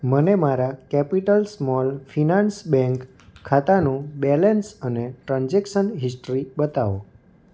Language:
Gujarati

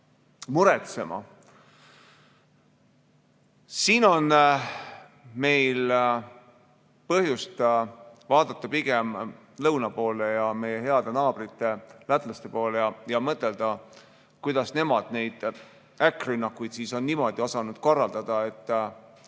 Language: Estonian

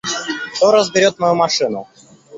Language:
Russian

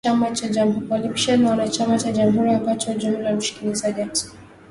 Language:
Swahili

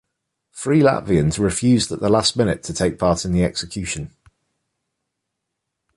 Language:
English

